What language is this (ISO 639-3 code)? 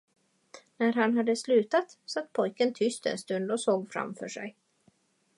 swe